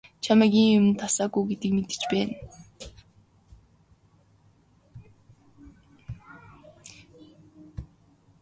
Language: Mongolian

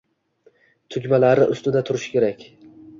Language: Uzbek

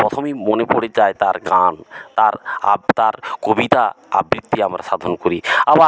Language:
Bangla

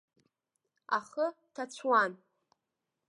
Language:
Abkhazian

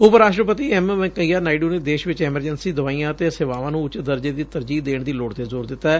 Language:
Punjabi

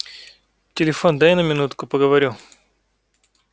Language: Russian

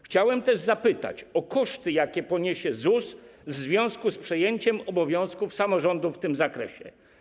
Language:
Polish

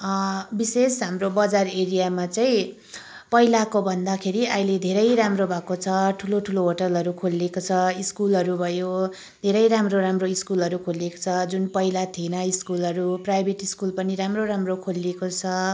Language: Nepali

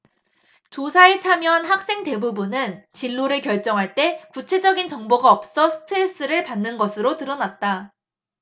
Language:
Korean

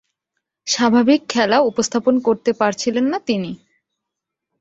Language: Bangla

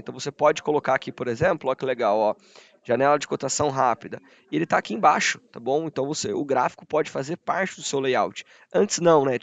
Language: Portuguese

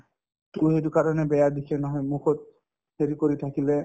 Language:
Assamese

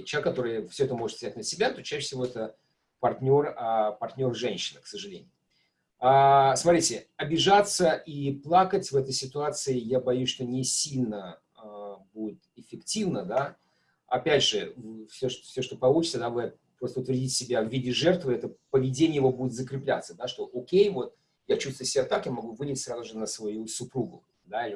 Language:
Russian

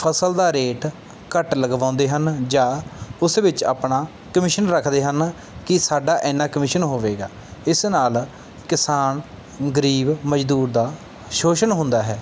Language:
Punjabi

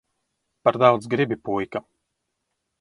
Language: Latvian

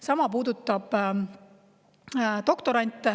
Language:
Estonian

